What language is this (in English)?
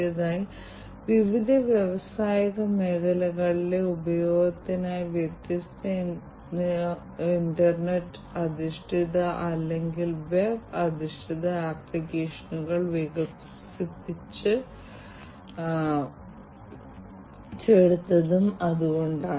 Malayalam